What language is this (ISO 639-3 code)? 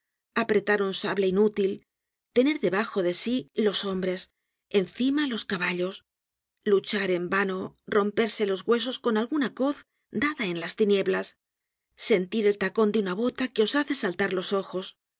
spa